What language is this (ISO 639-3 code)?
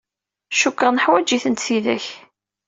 kab